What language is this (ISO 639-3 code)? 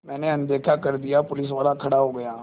hin